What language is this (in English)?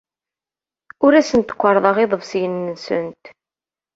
Kabyle